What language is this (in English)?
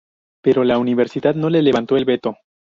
Spanish